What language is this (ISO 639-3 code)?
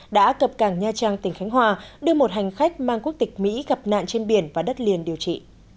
vie